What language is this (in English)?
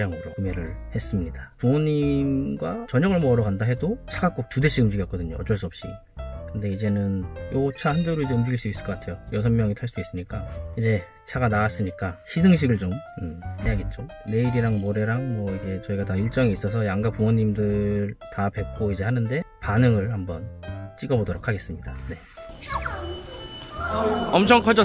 Korean